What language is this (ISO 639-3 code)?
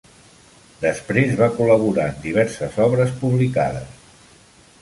cat